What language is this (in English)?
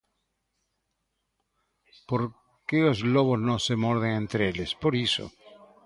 Galician